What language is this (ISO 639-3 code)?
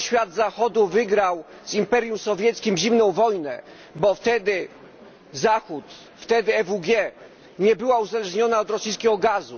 pol